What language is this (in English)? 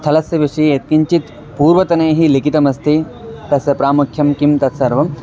Sanskrit